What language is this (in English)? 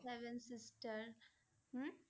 Assamese